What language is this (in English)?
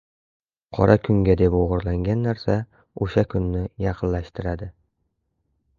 Uzbek